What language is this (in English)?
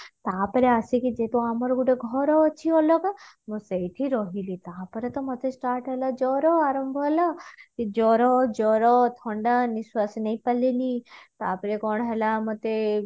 Odia